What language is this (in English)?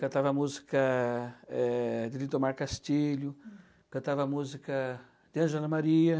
Portuguese